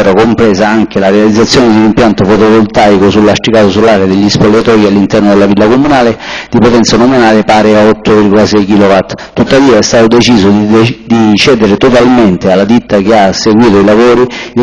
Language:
Italian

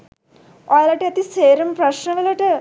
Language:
Sinhala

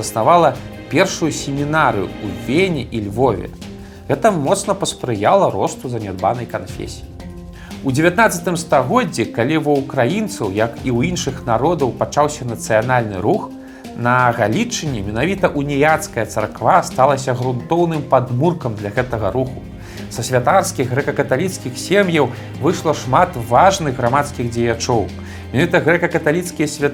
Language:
Russian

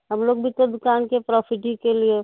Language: Urdu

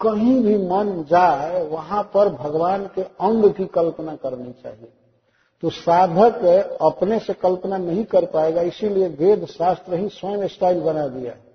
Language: Hindi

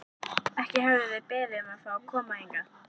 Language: Icelandic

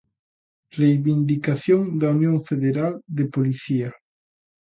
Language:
Galician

